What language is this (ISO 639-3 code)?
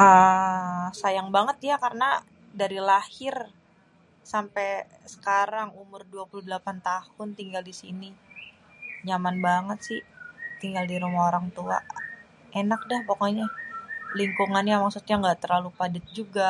bew